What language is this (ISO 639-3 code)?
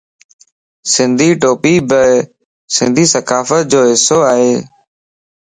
lss